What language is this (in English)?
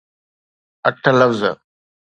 Sindhi